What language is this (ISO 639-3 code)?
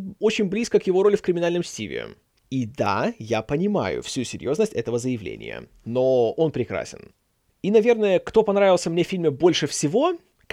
rus